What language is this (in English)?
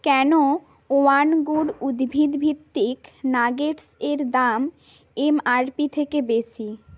Bangla